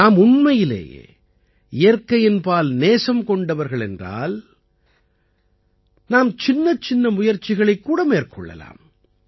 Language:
Tamil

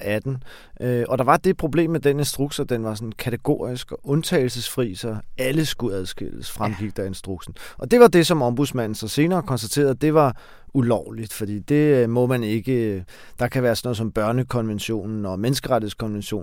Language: Danish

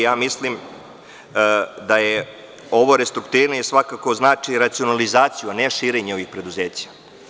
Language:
Serbian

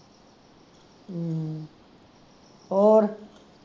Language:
Punjabi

